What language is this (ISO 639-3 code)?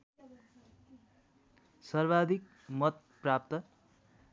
nep